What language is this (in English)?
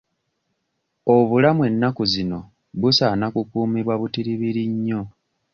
Ganda